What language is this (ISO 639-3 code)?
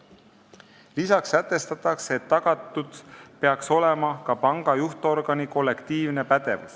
est